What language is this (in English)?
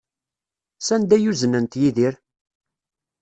Kabyle